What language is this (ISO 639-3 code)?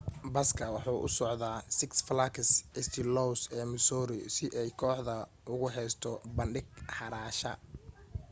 som